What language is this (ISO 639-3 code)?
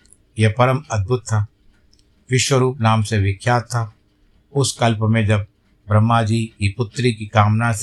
hin